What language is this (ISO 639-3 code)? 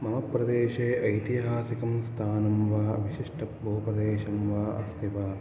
san